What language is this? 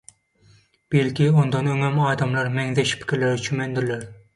Turkmen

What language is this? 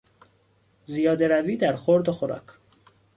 Persian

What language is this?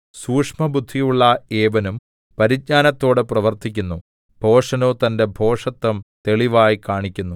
Malayalam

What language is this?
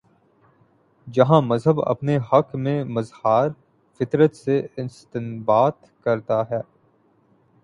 Urdu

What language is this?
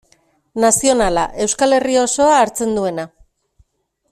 Basque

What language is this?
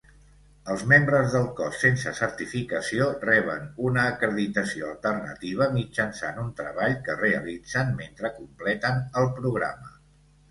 Catalan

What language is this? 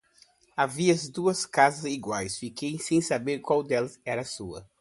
Portuguese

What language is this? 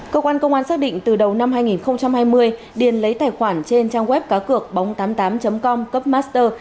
Vietnamese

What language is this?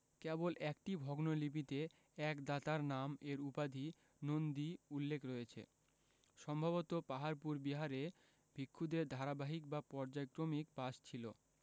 Bangla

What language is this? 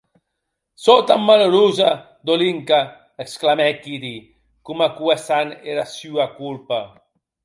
Occitan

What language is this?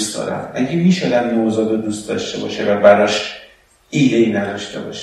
Persian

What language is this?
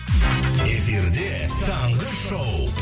Kazakh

